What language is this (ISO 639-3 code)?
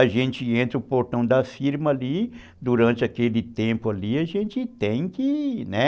por